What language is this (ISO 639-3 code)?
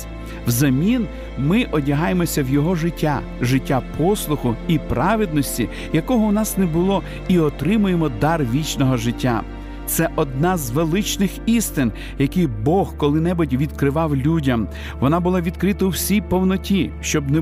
ukr